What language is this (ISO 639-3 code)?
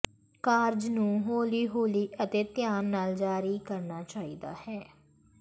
pan